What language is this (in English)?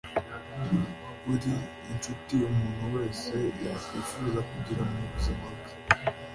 Kinyarwanda